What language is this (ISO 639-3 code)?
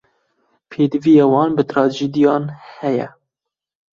kur